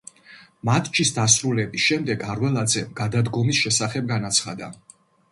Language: Georgian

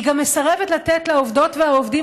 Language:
Hebrew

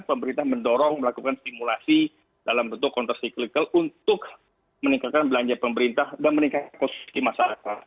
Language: Indonesian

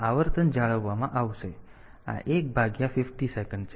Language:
Gujarati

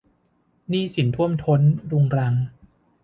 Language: Thai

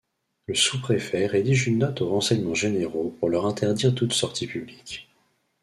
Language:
French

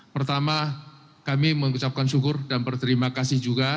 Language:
Indonesian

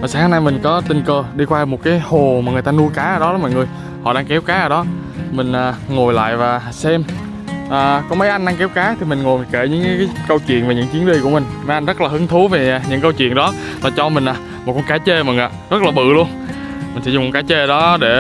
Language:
Vietnamese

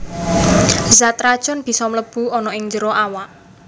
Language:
Javanese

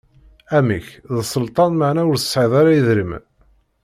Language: Kabyle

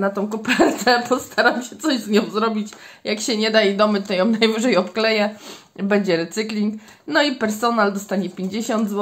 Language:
Polish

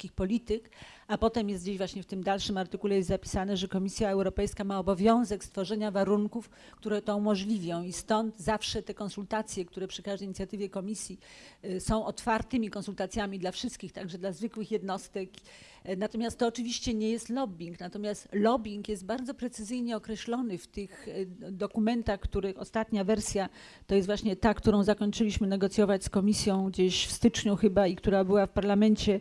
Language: Polish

